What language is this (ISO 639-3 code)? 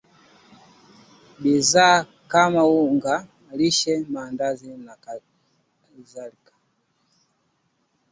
swa